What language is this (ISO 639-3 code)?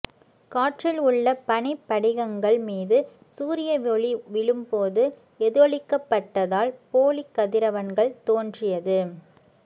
tam